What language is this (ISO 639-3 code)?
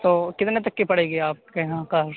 urd